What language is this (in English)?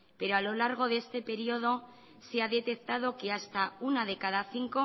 Spanish